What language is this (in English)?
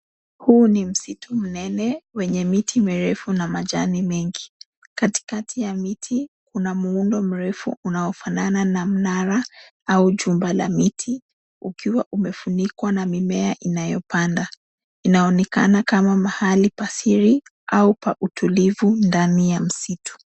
Swahili